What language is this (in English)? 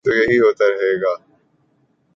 Urdu